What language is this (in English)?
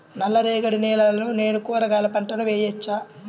Telugu